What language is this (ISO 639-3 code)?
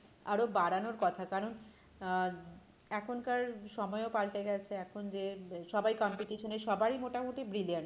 ben